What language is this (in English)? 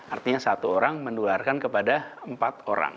Indonesian